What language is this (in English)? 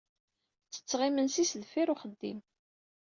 Kabyle